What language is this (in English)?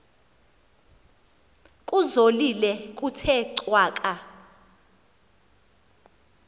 Xhosa